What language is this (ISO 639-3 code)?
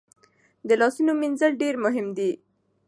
pus